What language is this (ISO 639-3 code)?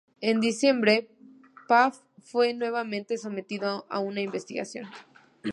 spa